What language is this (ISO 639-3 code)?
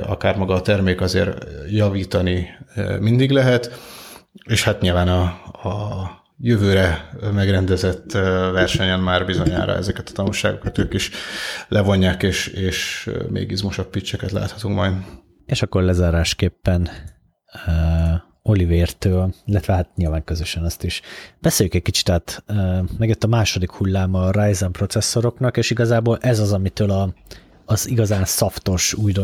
hun